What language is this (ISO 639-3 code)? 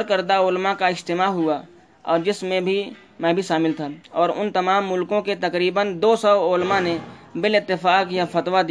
urd